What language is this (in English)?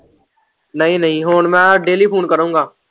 Punjabi